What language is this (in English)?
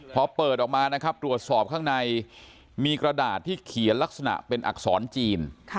Thai